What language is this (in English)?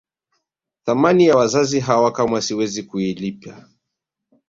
Swahili